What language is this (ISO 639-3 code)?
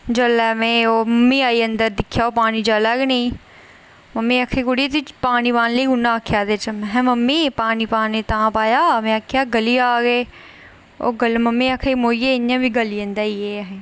doi